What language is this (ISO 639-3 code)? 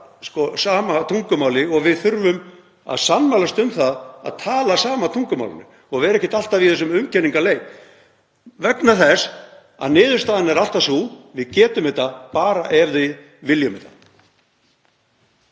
isl